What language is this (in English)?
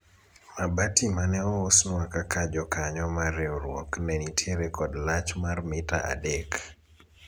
Luo (Kenya and Tanzania)